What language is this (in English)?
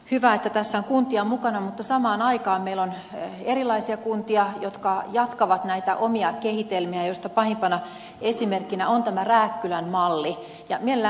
Finnish